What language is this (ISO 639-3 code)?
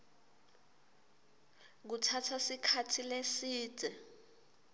ssw